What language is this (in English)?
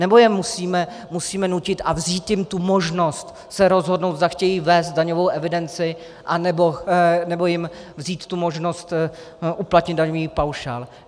Czech